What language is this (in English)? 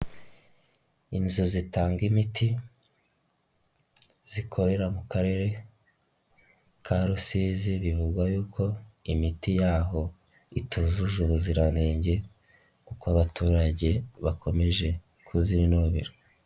Kinyarwanda